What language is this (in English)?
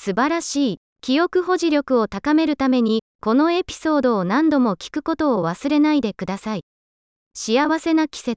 Japanese